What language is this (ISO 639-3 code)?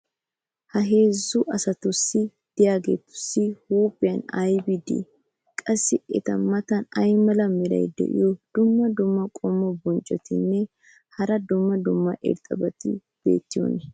wal